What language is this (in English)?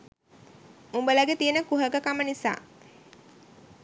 Sinhala